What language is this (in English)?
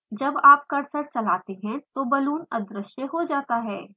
Hindi